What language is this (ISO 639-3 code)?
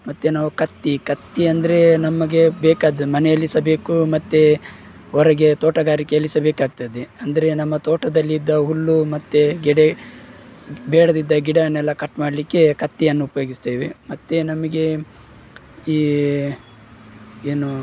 kan